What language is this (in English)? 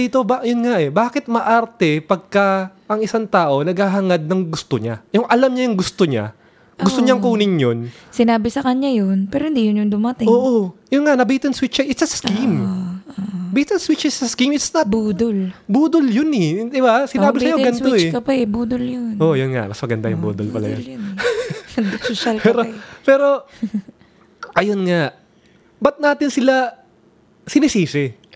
Filipino